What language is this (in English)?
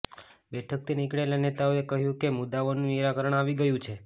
Gujarati